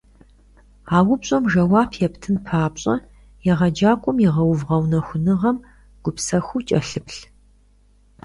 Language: Kabardian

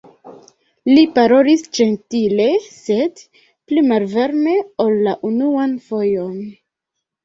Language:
Esperanto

